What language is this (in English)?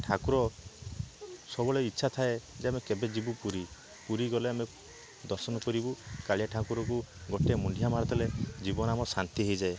Odia